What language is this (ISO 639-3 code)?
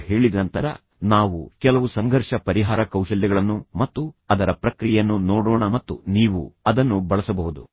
kan